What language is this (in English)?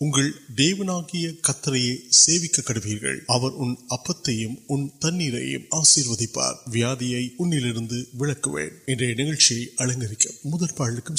Urdu